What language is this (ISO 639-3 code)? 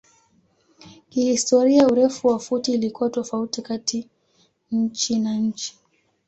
swa